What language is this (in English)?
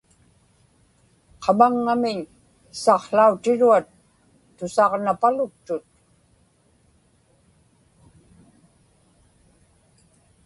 Inupiaq